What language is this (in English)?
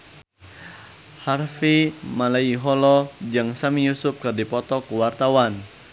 Sundanese